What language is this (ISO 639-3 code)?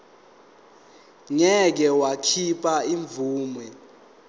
zul